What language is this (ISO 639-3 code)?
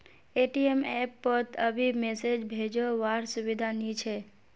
mag